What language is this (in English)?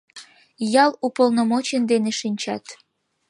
Mari